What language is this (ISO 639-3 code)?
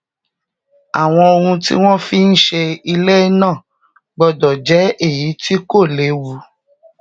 yor